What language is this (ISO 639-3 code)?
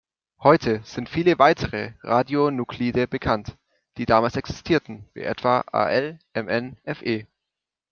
deu